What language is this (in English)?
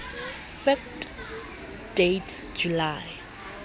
Southern Sotho